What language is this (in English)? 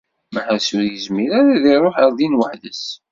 Kabyle